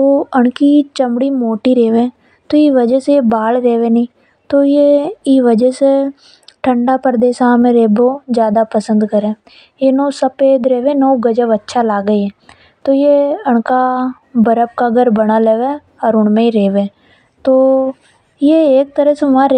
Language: Hadothi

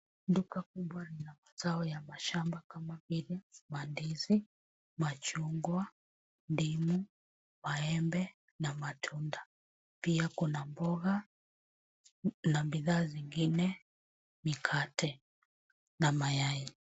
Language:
Swahili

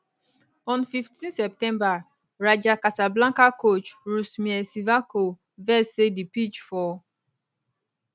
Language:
Nigerian Pidgin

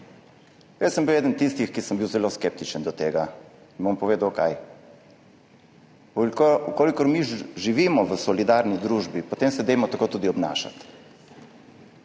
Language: Slovenian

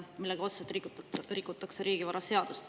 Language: Estonian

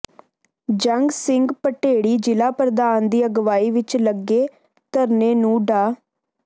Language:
Punjabi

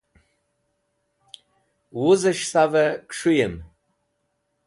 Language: Wakhi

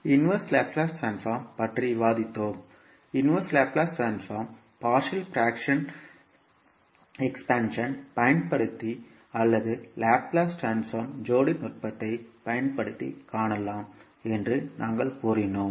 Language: Tamil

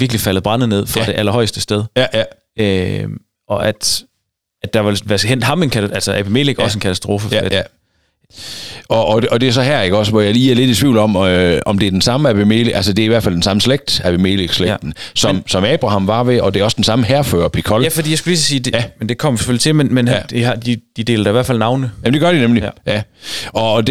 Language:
Danish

